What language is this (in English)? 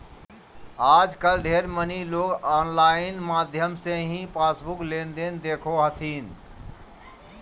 Magahi